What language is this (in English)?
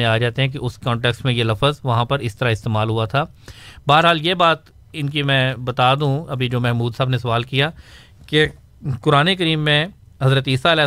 Urdu